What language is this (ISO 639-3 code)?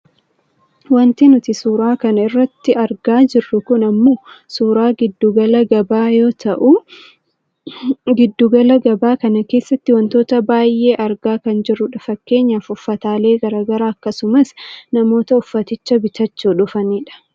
orm